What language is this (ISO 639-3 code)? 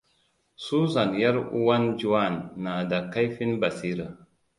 hau